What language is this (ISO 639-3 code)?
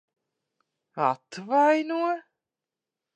lav